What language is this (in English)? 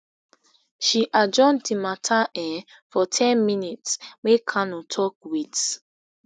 Nigerian Pidgin